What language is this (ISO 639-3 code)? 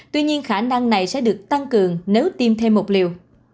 vie